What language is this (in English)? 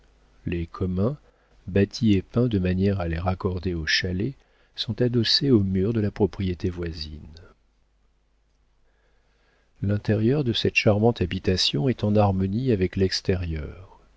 French